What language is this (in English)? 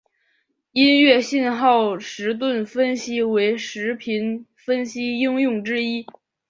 Chinese